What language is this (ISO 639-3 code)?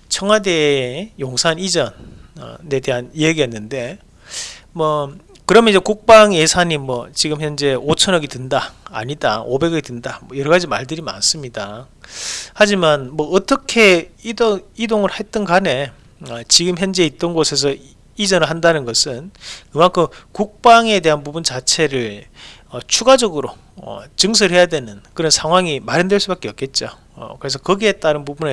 kor